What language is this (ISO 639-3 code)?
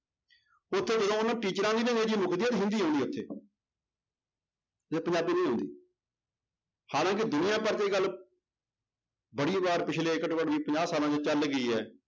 pan